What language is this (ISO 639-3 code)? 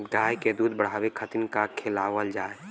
bho